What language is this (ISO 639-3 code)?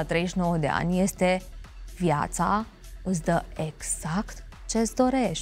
ron